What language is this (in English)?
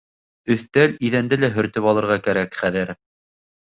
Bashkir